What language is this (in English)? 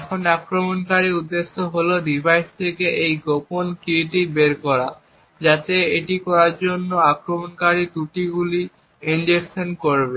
Bangla